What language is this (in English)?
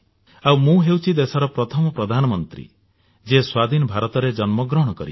Odia